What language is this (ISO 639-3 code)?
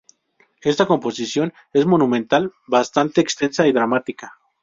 spa